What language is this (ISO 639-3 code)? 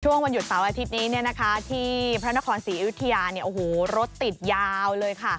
tha